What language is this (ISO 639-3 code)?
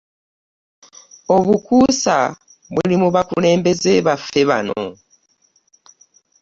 lug